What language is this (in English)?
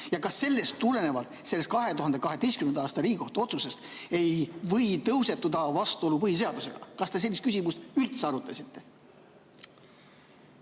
Estonian